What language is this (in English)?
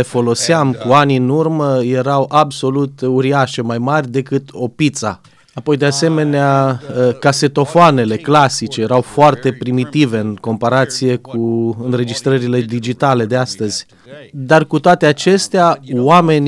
Romanian